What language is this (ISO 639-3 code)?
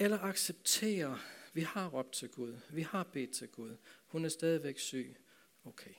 dan